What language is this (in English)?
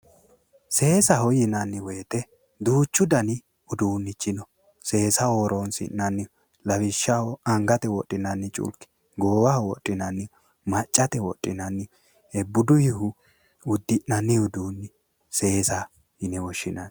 Sidamo